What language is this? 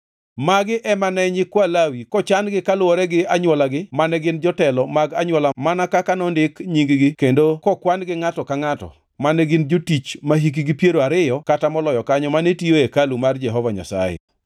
Luo (Kenya and Tanzania)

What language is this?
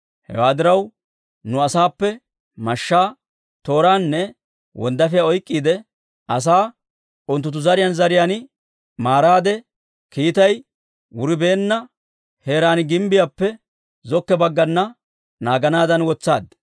Dawro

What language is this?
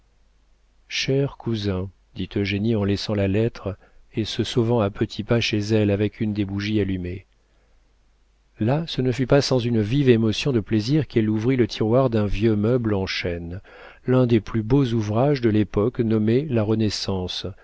French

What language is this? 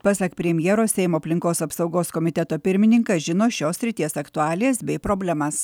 Lithuanian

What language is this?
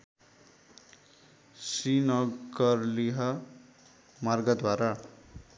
Nepali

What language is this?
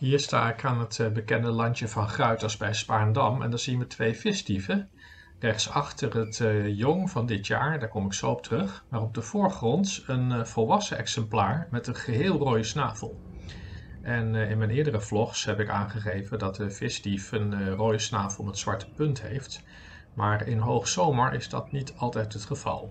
Dutch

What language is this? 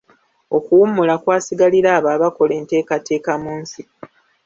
Ganda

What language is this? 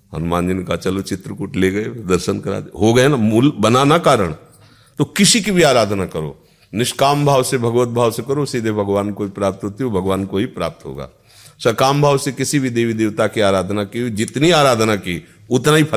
Hindi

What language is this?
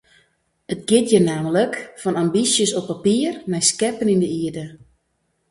Western Frisian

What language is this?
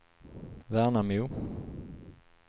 Swedish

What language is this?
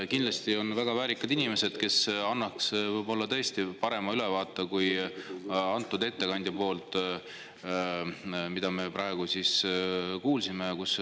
Estonian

